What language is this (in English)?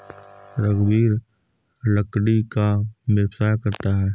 Hindi